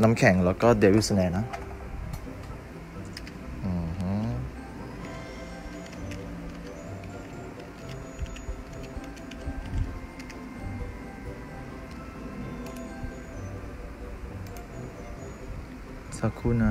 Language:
Thai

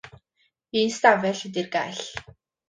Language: Welsh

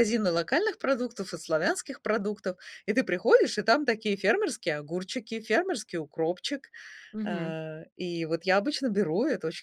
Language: Russian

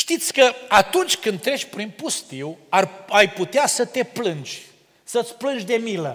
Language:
Romanian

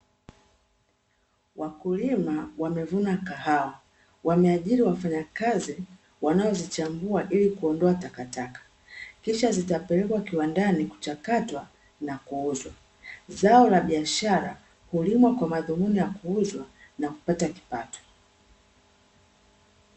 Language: Swahili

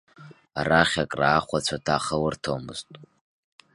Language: Abkhazian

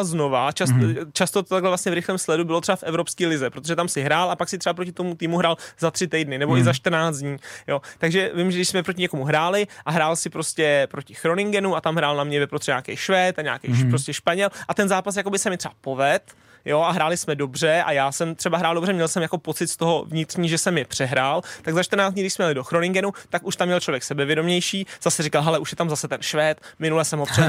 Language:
Czech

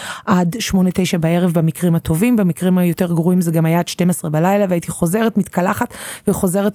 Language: Hebrew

